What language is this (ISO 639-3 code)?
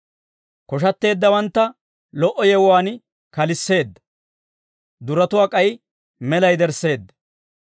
dwr